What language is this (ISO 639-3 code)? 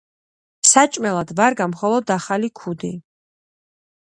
kat